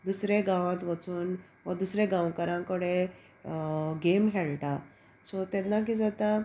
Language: Konkani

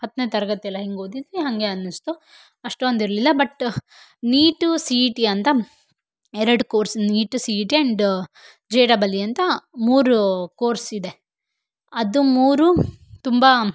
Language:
Kannada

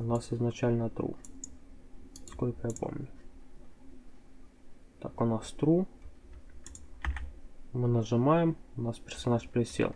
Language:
Russian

